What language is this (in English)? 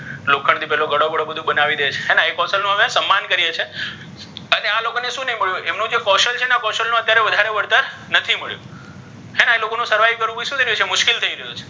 Gujarati